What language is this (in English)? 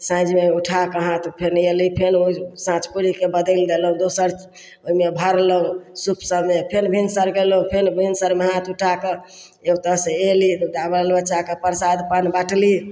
Maithili